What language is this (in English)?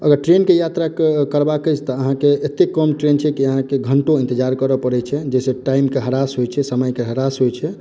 Maithili